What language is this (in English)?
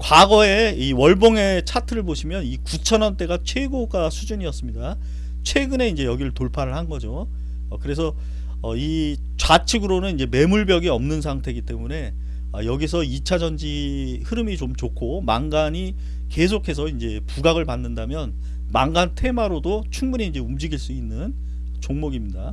Korean